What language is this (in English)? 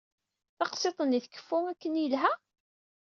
Kabyle